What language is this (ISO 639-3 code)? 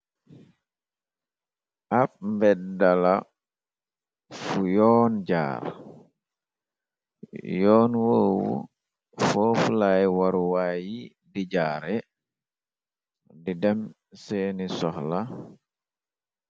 wol